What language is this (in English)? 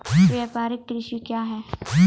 Maithili